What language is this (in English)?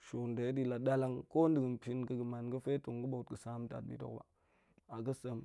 Goemai